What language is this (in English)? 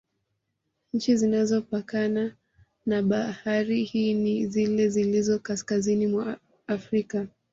Swahili